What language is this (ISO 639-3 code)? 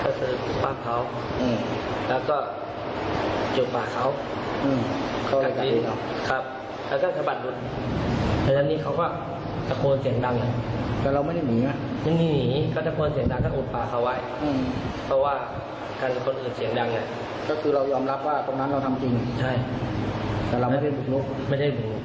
tha